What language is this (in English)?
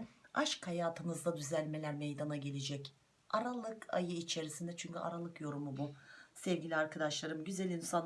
Turkish